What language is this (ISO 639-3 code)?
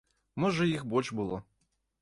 bel